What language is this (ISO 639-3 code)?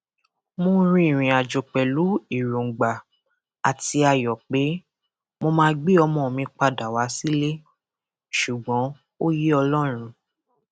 yor